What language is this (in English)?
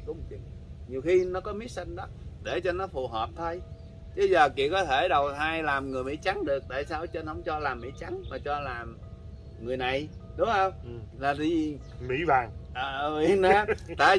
Vietnamese